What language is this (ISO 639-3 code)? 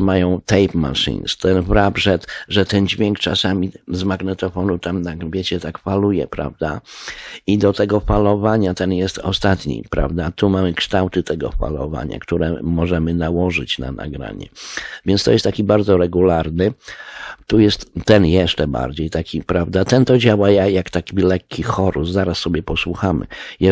pol